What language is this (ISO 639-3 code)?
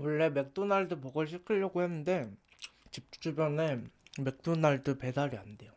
kor